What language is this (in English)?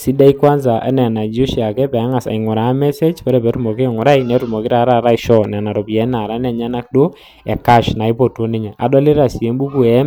Masai